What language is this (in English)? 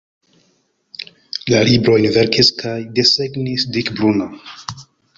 Esperanto